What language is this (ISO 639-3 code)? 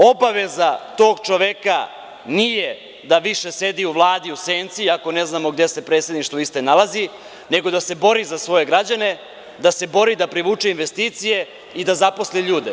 srp